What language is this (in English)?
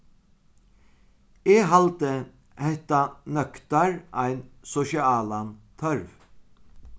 Faroese